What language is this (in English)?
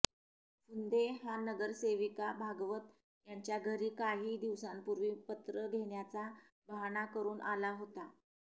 Marathi